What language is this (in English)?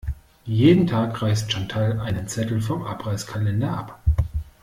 German